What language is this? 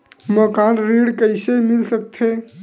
Chhattisgarhi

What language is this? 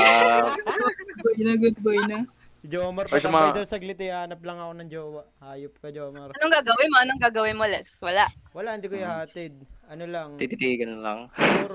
Filipino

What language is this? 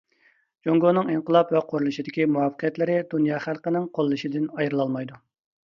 Uyghur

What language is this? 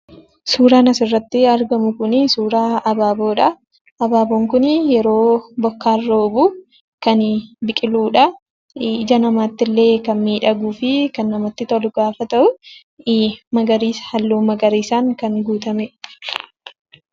Oromo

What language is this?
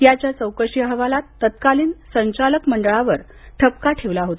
Marathi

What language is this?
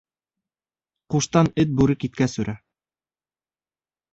Bashkir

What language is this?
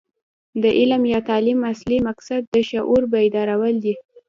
Pashto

